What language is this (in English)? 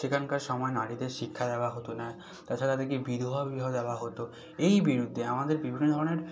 Bangla